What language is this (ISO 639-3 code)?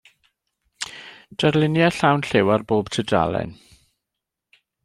cym